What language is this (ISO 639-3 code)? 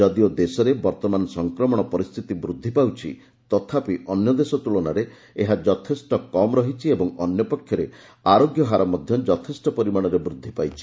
ori